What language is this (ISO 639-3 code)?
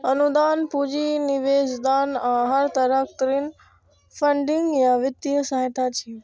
mai